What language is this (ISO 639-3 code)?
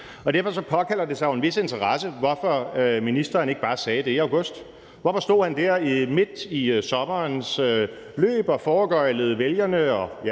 dan